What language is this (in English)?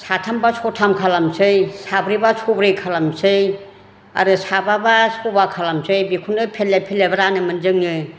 Bodo